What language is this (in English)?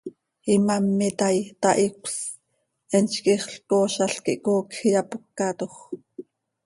Seri